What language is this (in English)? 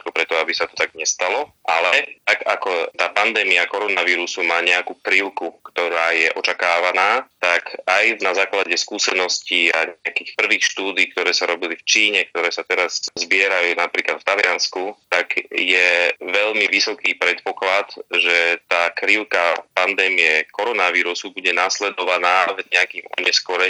Slovak